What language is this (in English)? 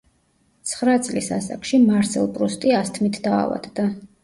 Georgian